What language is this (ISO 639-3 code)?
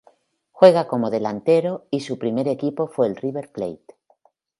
spa